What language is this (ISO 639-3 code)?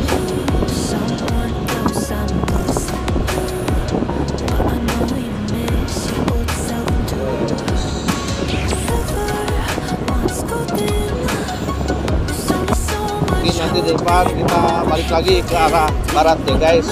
ind